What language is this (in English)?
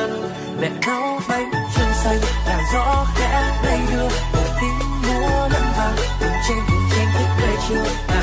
Vietnamese